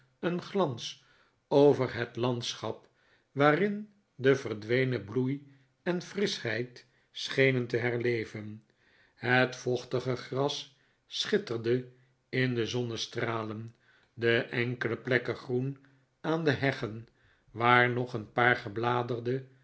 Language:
Dutch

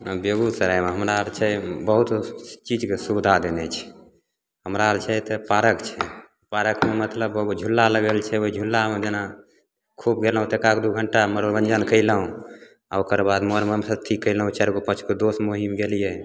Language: Maithili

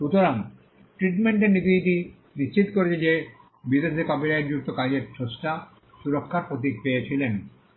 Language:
Bangla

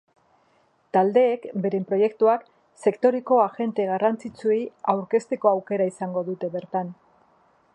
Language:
Basque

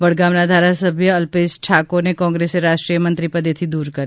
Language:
Gujarati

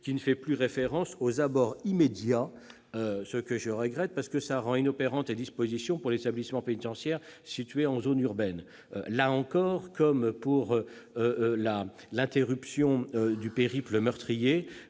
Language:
French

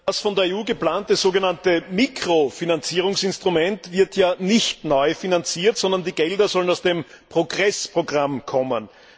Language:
German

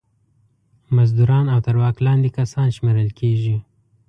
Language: Pashto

